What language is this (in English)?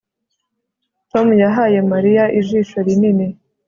Kinyarwanda